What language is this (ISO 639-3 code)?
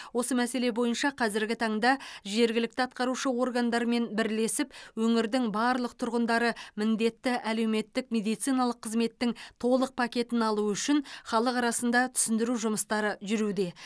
kaz